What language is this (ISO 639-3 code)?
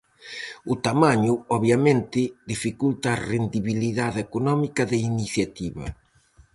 glg